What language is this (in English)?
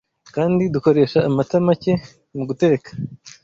Kinyarwanda